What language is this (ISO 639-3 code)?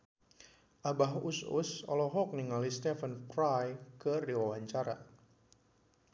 sun